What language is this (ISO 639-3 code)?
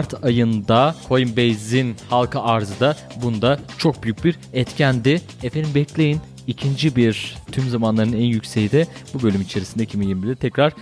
tur